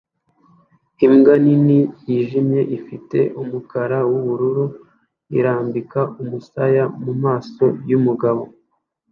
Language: Kinyarwanda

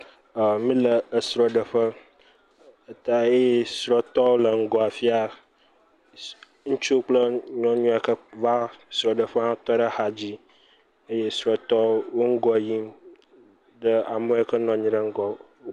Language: Ewe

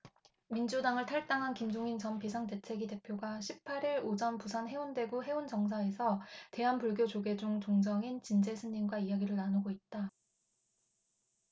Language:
Korean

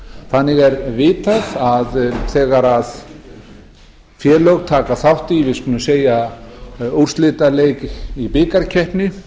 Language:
Icelandic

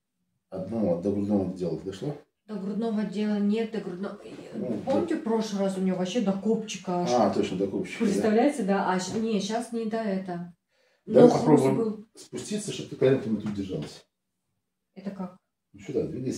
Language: Russian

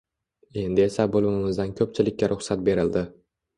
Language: Uzbek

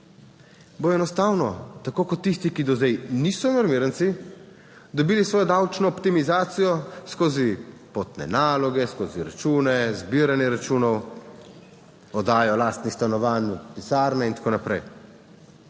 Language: Slovenian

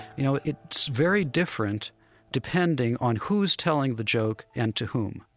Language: English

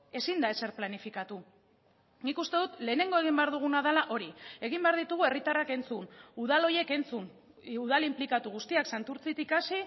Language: Basque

